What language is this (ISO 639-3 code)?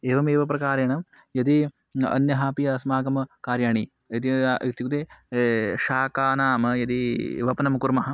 san